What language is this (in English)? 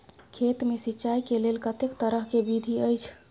Maithili